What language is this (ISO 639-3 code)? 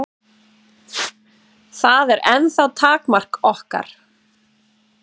isl